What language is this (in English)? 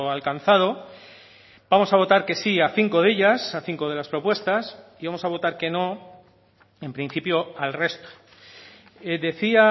Spanish